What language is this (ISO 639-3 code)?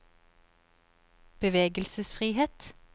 nor